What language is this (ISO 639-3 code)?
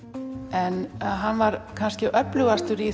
isl